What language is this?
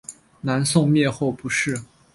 Chinese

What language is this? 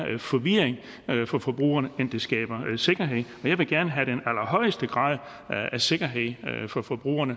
Danish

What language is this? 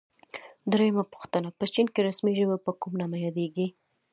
Pashto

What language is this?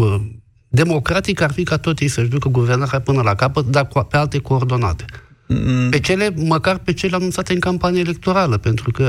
Romanian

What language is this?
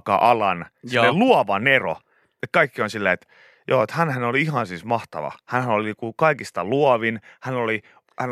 Finnish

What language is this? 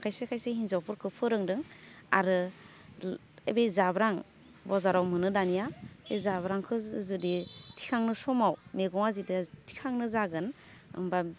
Bodo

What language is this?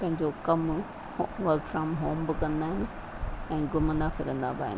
Sindhi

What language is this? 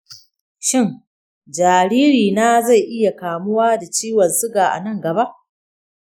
Hausa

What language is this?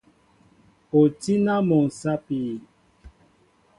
Mbo (Cameroon)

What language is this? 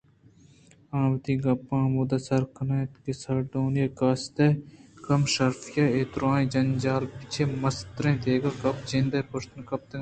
Eastern Balochi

